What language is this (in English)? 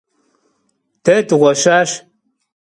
Kabardian